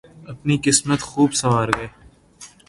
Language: Urdu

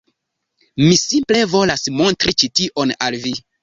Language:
Esperanto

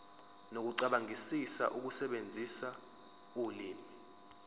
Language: Zulu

